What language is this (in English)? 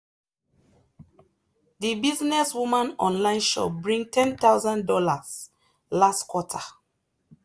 Nigerian Pidgin